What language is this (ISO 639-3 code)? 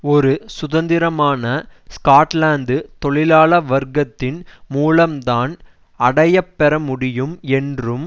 tam